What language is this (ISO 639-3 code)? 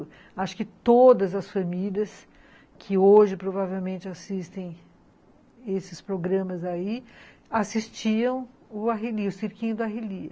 por